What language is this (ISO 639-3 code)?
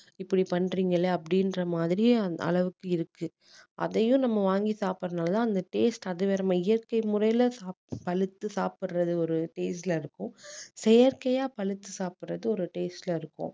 tam